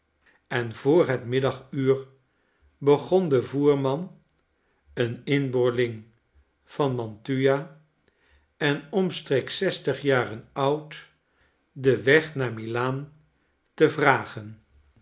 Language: Dutch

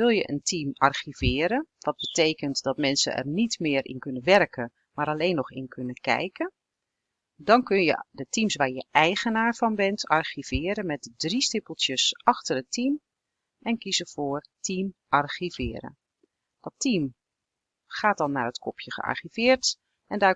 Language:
Dutch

